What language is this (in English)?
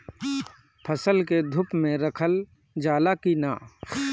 Bhojpuri